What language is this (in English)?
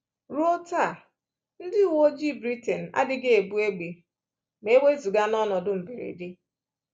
Igbo